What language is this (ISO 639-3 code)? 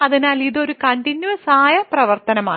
mal